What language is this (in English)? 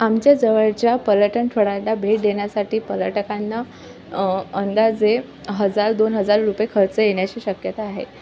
Marathi